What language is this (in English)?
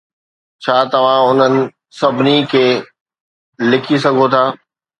Sindhi